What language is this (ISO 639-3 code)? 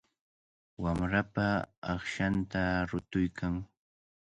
qvl